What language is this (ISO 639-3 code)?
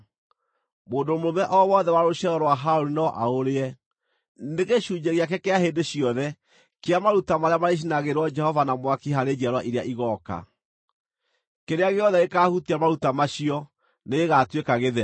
kik